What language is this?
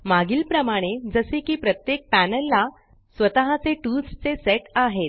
Marathi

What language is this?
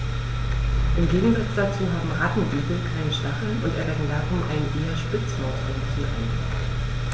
German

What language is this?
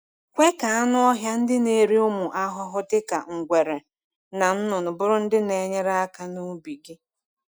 Igbo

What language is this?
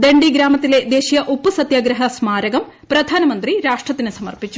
Malayalam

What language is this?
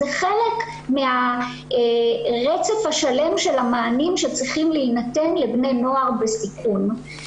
Hebrew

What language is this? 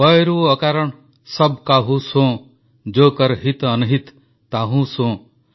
Odia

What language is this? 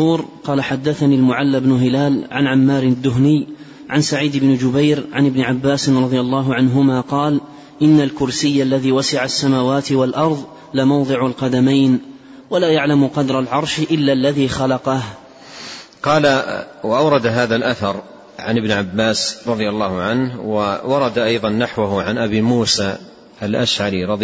Arabic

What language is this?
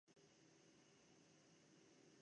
Armenian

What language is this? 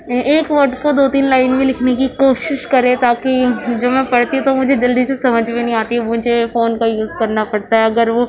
Urdu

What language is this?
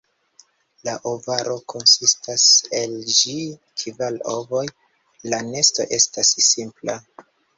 Esperanto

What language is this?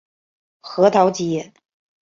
Chinese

